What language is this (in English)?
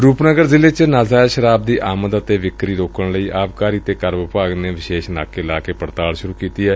Punjabi